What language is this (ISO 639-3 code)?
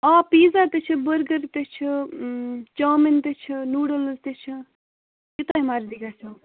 kas